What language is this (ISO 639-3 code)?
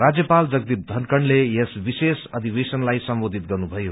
nep